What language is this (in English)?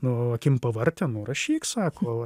Lithuanian